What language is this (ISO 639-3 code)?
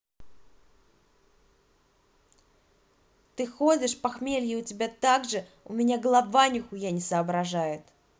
rus